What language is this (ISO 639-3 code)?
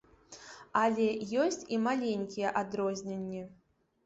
bel